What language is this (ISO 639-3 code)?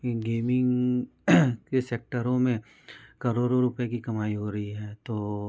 hin